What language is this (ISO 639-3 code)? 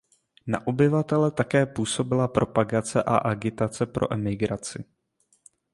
ces